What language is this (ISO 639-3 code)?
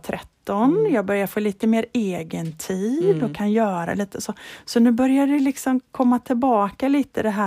swe